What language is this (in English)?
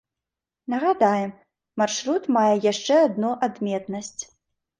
Belarusian